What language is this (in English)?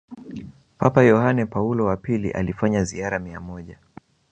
Swahili